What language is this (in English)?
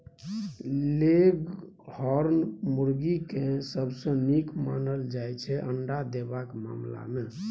Maithili